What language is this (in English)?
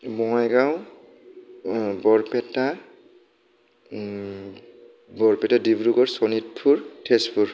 Bodo